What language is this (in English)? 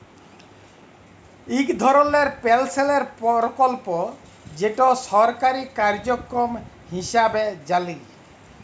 Bangla